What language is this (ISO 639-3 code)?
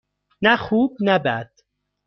fas